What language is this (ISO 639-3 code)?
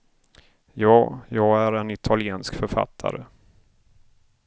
swe